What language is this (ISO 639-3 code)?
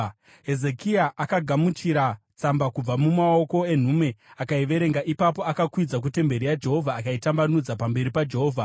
sna